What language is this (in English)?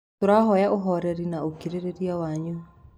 Kikuyu